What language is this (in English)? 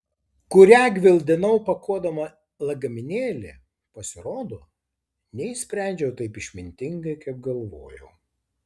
Lithuanian